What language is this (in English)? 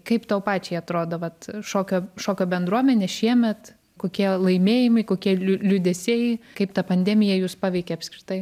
Lithuanian